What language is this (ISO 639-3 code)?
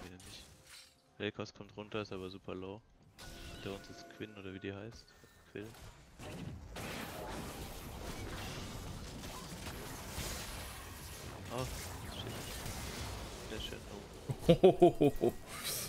deu